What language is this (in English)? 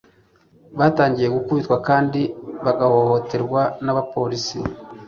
Kinyarwanda